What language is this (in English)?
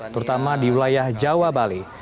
Indonesian